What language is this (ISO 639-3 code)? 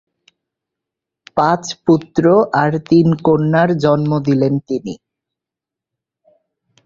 ben